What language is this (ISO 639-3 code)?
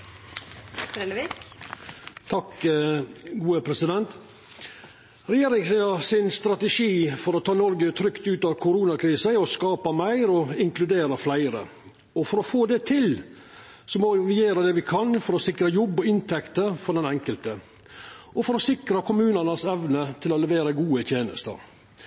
nno